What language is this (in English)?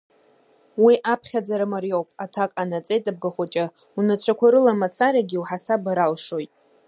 Abkhazian